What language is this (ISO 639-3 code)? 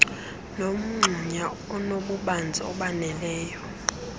xho